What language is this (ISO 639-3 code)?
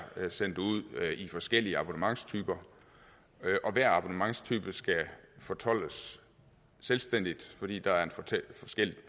dan